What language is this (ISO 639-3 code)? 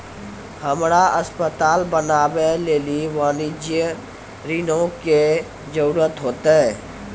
mai